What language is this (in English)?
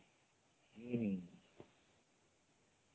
Odia